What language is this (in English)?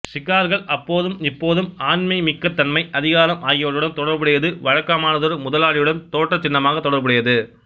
Tamil